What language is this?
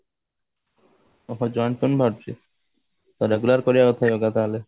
Odia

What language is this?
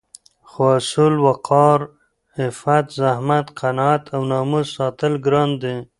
Pashto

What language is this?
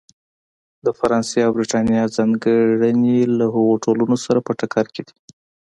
Pashto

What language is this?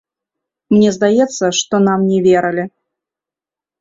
Belarusian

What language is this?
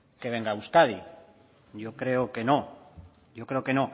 Spanish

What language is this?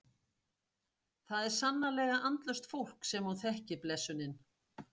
Icelandic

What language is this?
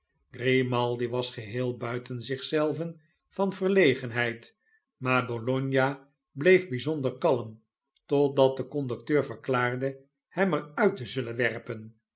Dutch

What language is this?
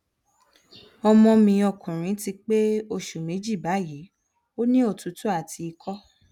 Yoruba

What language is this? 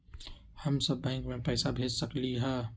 Magahi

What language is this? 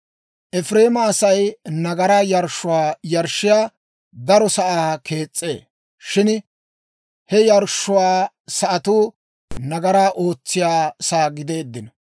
Dawro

